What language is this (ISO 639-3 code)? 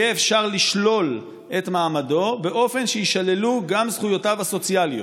heb